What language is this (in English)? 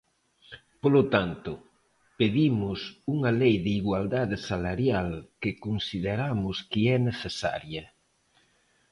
Galician